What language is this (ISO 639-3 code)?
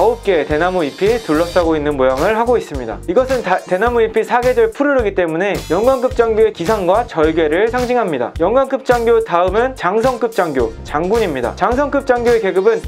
kor